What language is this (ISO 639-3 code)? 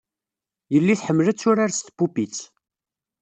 kab